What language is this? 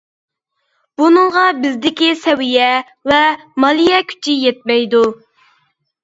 Uyghur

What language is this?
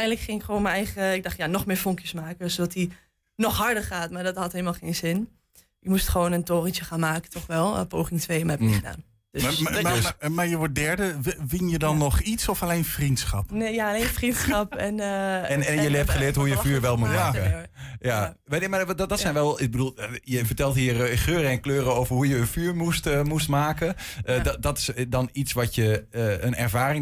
Dutch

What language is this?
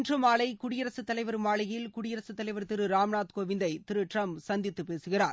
Tamil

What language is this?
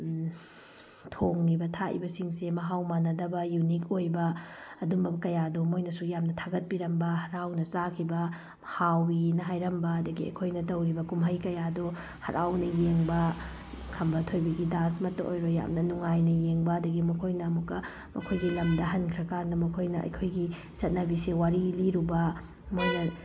Manipuri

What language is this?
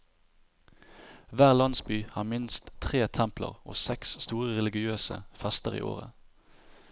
Norwegian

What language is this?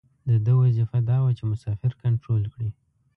Pashto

